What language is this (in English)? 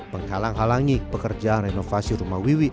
Indonesian